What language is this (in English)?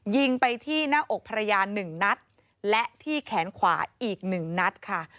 Thai